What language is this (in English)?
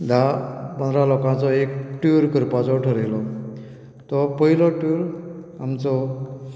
Konkani